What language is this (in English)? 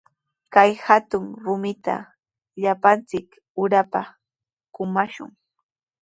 Sihuas Ancash Quechua